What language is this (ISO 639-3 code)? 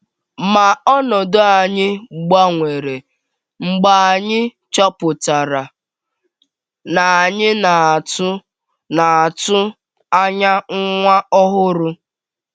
ibo